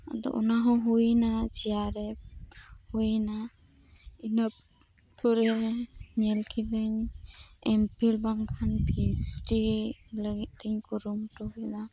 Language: Santali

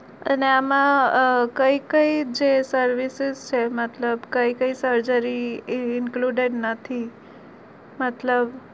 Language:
Gujarati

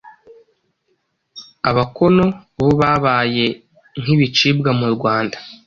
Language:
Kinyarwanda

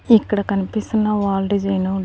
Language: Telugu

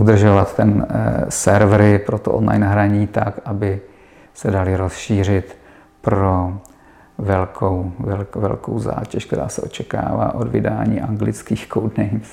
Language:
Czech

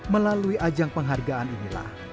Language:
Indonesian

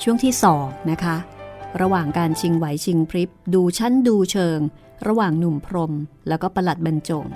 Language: Thai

